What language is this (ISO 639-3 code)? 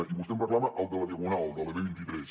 cat